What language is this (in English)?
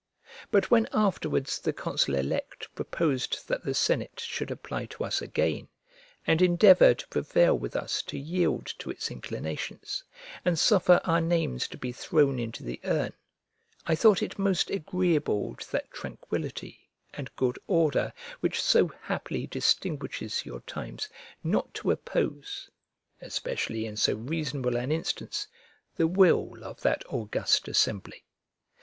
English